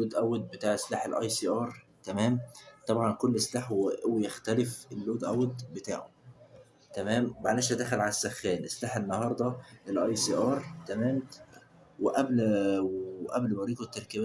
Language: Arabic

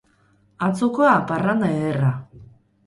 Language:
Basque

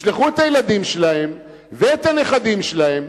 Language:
Hebrew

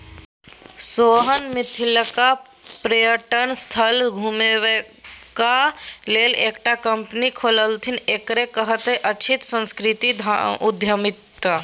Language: Maithili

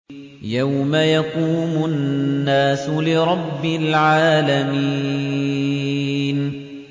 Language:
Arabic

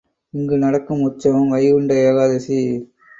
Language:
Tamil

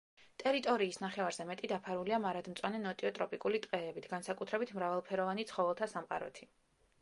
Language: Georgian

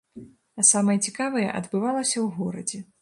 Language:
Belarusian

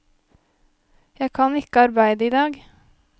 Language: Norwegian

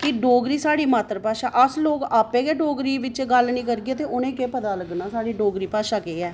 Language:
Dogri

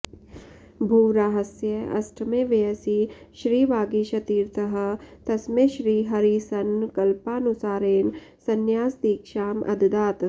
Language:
Sanskrit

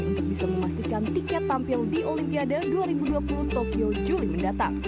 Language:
Indonesian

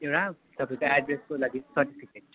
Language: Nepali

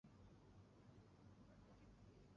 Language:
Chinese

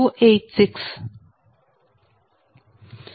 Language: Telugu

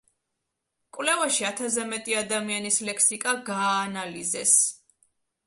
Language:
Georgian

